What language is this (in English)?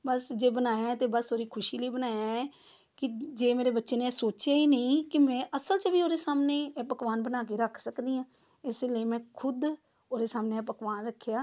Punjabi